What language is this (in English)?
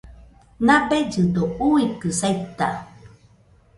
Nüpode Huitoto